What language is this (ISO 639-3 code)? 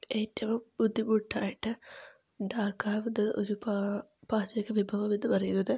mal